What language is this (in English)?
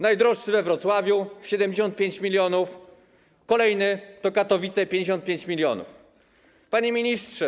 Polish